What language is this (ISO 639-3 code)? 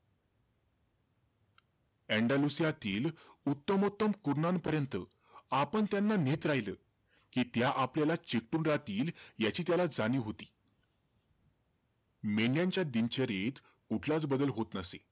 mar